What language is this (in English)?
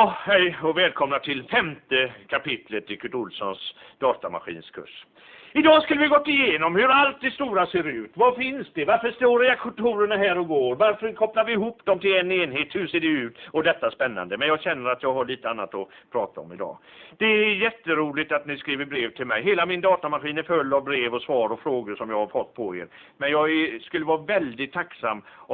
Swedish